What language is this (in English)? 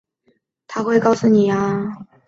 Chinese